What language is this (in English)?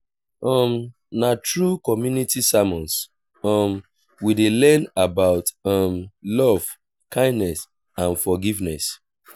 Nigerian Pidgin